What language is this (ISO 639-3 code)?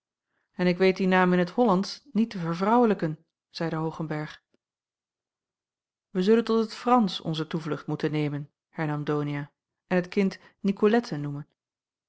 nld